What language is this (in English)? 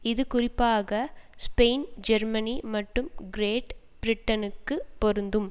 Tamil